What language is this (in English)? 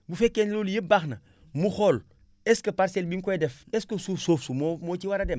Wolof